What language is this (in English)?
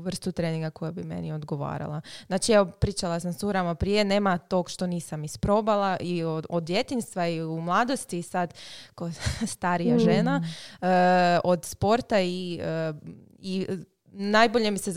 Croatian